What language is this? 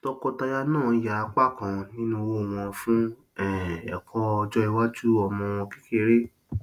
Yoruba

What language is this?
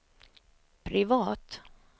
Swedish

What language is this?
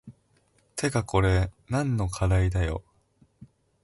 Japanese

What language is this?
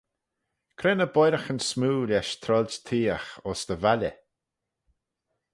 Manx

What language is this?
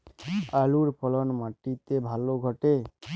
Bangla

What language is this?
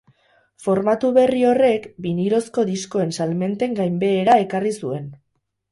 Basque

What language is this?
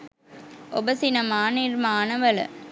Sinhala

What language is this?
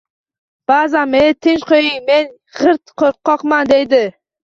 Uzbek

